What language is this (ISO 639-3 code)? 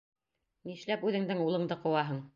bak